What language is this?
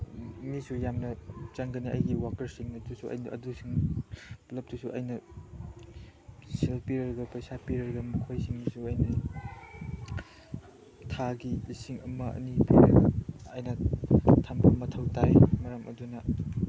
Manipuri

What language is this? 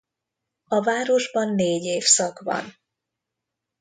Hungarian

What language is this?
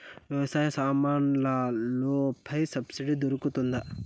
Telugu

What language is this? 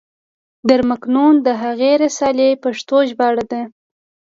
Pashto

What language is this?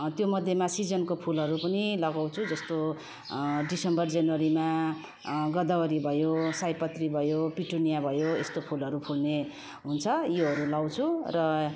Nepali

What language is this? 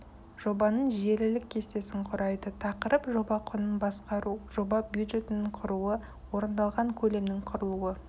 Kazakh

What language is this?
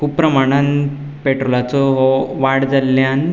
Konkani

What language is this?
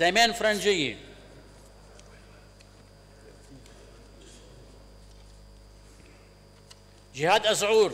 Arabic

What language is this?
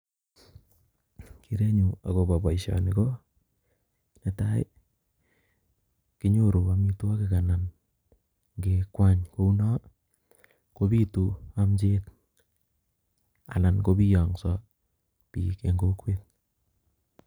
Kalenjin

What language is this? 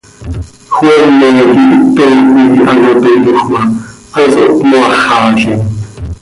Seri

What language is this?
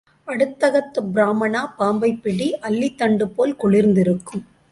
Tamil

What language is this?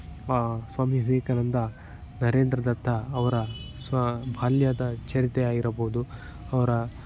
Kannada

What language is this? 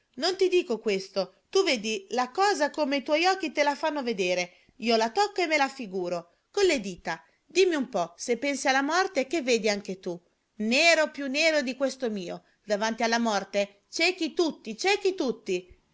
Italian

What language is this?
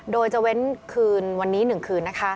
Thai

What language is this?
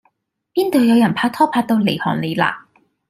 Cantonese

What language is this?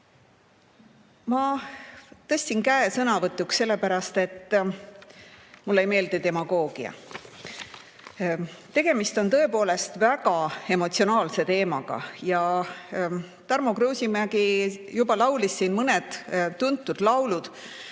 Estonian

